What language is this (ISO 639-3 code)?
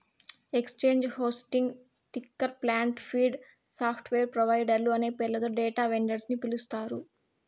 tel